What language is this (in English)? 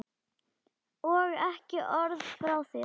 Icelandic